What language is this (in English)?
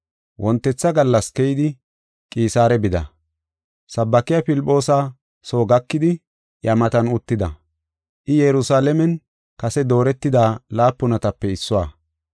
Gofa